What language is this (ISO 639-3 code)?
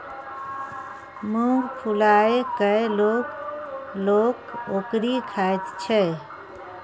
mai